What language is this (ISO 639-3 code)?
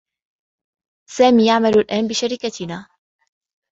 ara